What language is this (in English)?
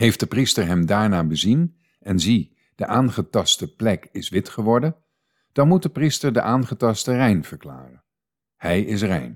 Dutch